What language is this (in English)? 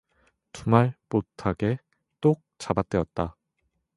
Korean